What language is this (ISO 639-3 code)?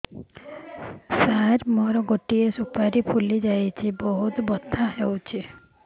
ori